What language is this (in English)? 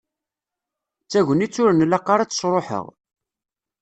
Kabyle